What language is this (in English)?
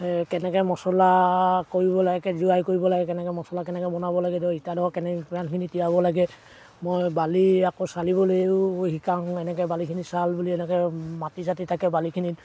Assamese